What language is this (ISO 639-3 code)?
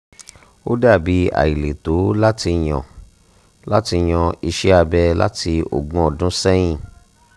yor